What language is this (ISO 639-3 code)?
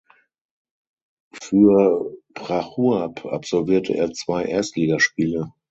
deu